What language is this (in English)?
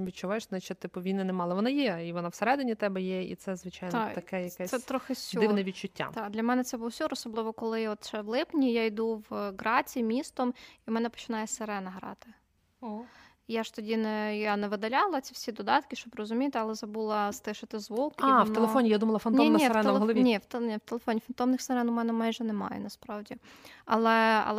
Ukrainian